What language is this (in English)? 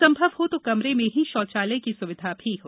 Hindi